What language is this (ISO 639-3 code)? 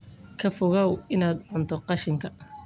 som